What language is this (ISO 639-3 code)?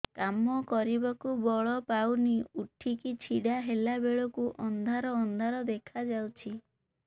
ori